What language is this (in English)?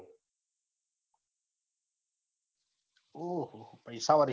Gujarati